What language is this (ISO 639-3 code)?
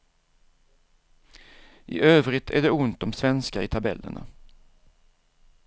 swe